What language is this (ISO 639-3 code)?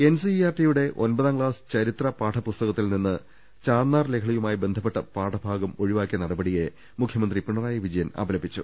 mal